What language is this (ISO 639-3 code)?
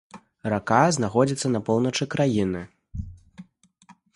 bel